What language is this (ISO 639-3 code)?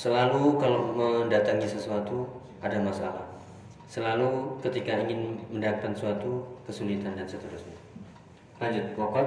ind